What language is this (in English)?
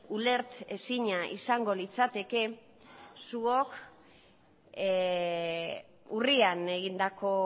Basque